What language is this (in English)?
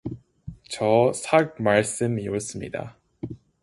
Korean